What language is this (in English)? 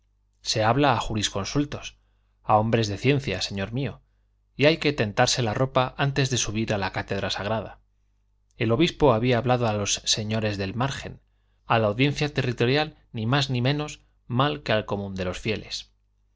Spanish